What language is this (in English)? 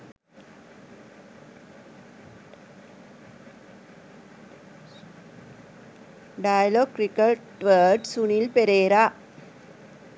Sinhala